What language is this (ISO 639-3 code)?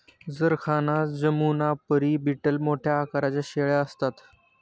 mar